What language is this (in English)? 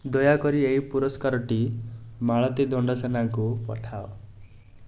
Odia